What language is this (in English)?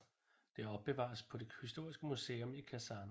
Danish